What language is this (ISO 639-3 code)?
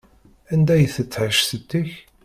kab